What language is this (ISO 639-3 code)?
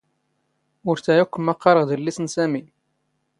zgh